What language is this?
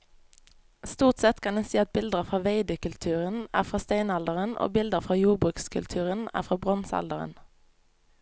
Norwegian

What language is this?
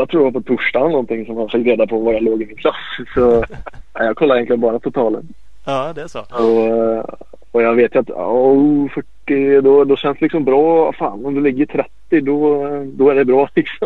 Swedish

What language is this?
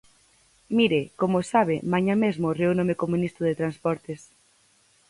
Galician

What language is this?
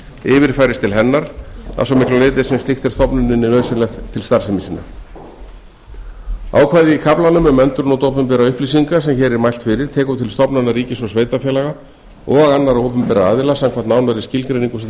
Icelandic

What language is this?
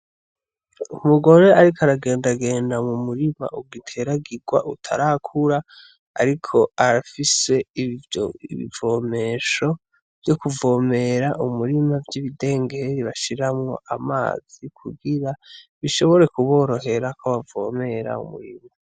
Rundi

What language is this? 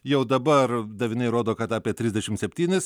Lithuanian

